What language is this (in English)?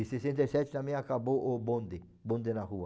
Portuguese